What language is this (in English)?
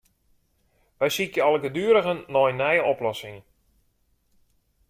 Western Frisian